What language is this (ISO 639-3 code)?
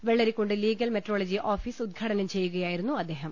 mal